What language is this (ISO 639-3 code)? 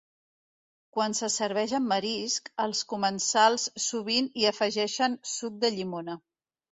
cat